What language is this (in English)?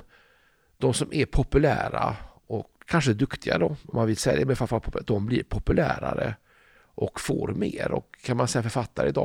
Swedish